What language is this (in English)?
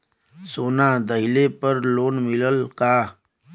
Bhojpuri